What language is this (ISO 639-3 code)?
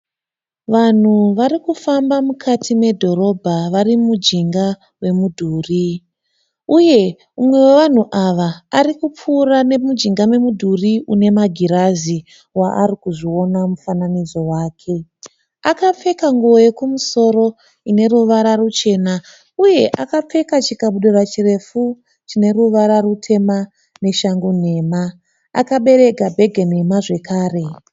sna